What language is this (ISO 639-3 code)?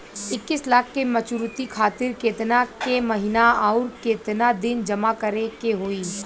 bho